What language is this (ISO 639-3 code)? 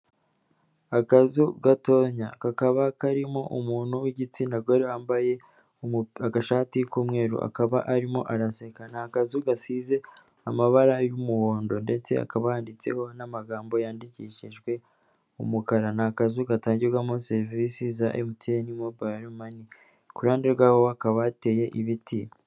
kin